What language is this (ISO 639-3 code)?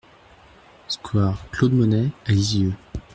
fra